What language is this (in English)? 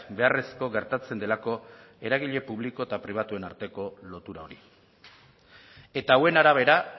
Basque